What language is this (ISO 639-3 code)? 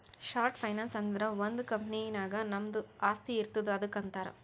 kan